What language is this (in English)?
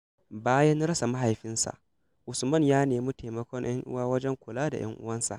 Hausa